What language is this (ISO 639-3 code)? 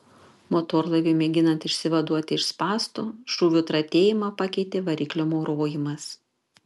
lit